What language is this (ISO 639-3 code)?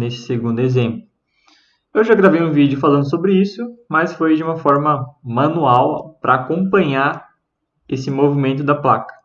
por